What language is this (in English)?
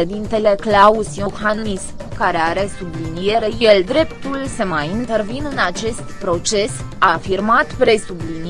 Romanian